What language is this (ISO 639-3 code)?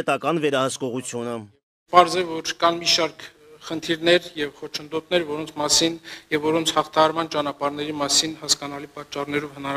ron